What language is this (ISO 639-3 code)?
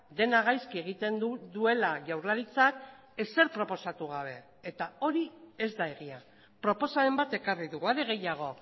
eus